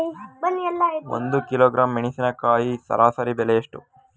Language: Kannada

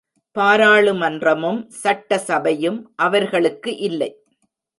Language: Tamil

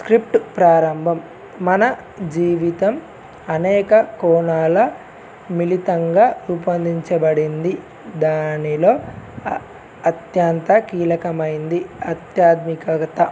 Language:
Telugu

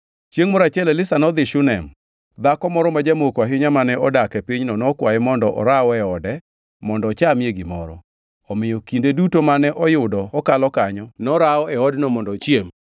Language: Luo (Kenya and Tanzania)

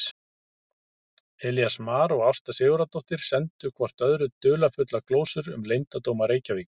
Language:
Icelandic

